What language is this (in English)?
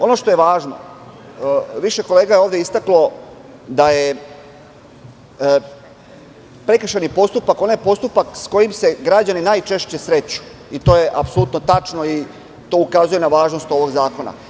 Serbian